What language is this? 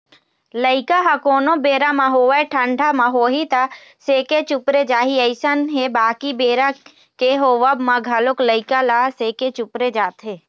Chhattisgarhi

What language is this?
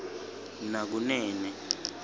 Swati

